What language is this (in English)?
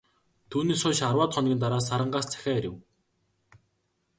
Mongolian